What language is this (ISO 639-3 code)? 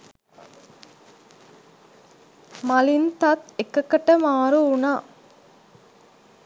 sin